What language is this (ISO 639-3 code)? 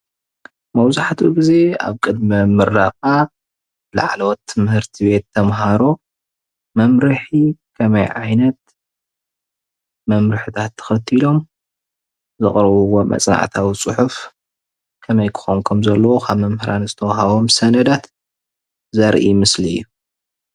tir